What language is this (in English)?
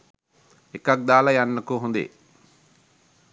Sinhala